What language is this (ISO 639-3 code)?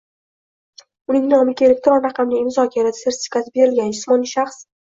uzb